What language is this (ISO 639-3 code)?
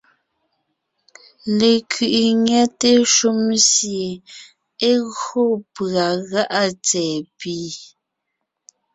nnh